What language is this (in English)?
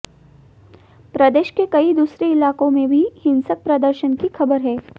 Hindi